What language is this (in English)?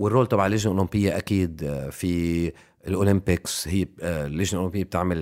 Arabic